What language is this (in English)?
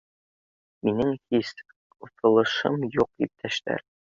Bashkir